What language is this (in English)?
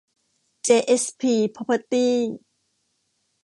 Thai